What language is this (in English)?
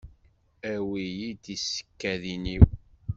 Kabyle